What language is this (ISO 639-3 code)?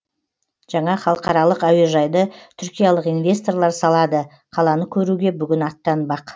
kaz